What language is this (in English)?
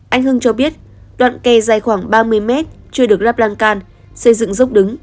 Vietnamese